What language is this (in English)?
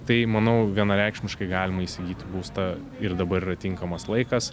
Lithuanian